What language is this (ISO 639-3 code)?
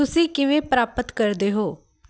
pan